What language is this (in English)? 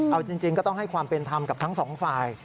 Thai